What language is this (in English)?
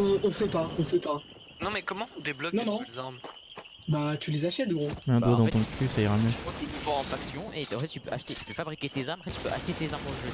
French